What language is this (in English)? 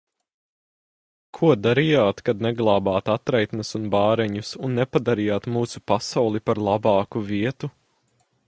Latvian